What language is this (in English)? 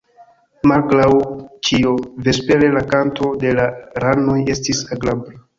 Esperanto